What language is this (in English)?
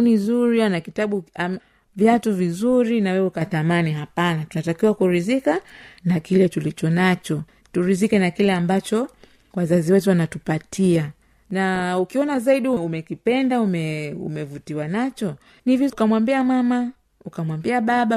Swahili